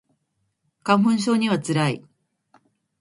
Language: Japanese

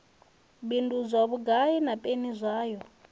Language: Venda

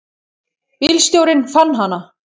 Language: Icelandic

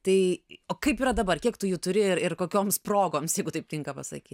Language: Lithuanian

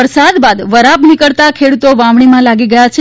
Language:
Gujarati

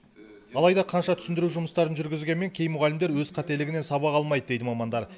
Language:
Kazakh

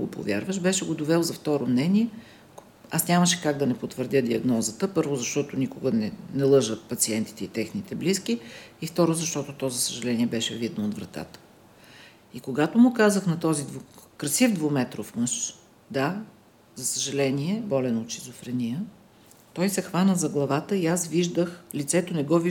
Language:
Bulgarian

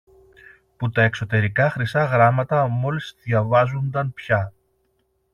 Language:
Greek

